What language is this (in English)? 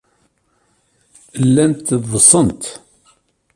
Kabyle